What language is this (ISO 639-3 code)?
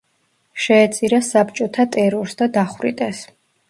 kat